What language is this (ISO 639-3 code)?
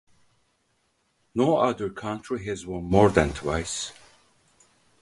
eng